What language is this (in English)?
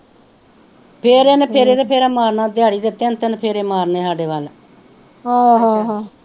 Punjabi